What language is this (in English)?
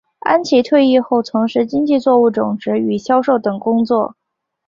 Chinese